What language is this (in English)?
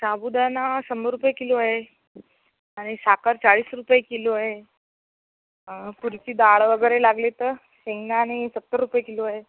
Marathi